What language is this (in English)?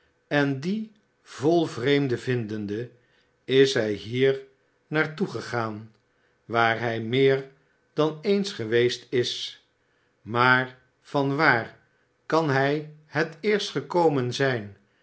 Dutch